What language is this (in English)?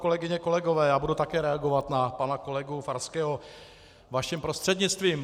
Czech